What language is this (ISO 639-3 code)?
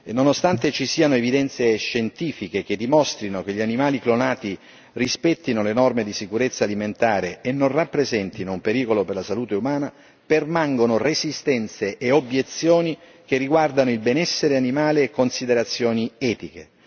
ita